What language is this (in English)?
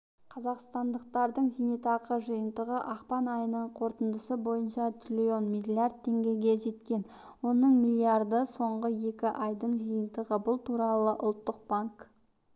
Kazakh